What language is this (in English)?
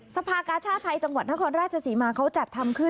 Thai